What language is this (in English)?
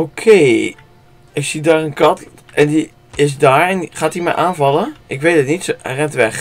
Dutch